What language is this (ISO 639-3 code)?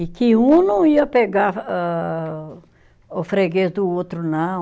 por